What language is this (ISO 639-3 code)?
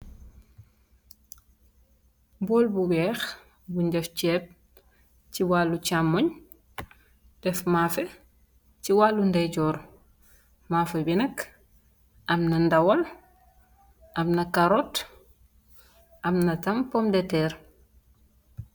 wol